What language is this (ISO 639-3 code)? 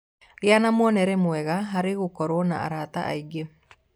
kik